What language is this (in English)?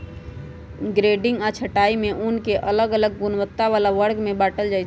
Magahi